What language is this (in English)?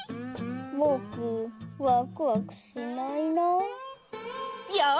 Japanese